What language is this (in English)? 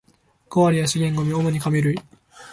Japanese